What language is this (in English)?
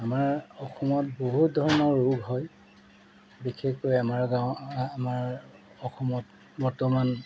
Assamese